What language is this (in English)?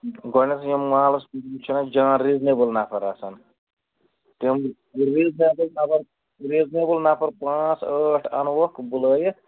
Kashmiri